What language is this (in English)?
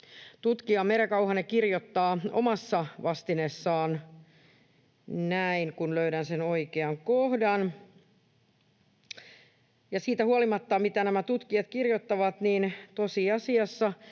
Finnish